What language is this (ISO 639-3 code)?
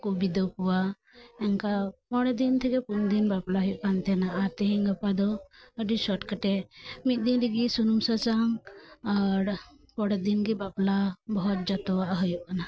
sat